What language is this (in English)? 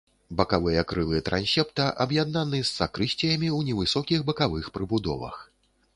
Belarusian